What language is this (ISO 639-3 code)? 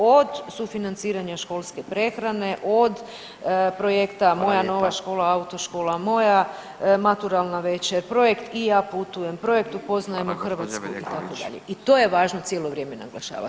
hrv